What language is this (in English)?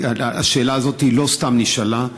Hebrew